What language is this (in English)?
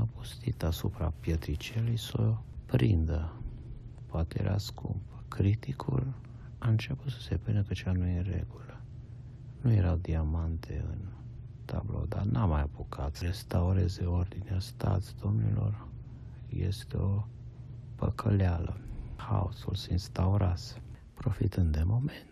Romanian